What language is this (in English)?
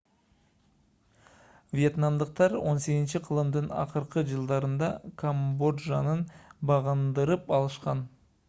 Kyrgyz